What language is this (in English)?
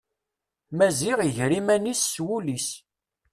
Kabyle